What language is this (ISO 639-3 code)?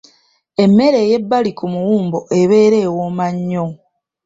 lug